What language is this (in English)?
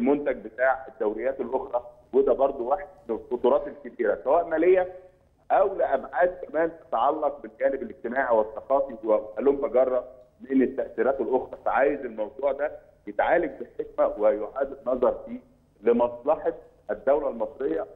Arabic